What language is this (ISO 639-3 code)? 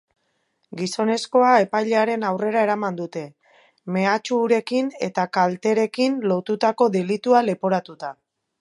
eus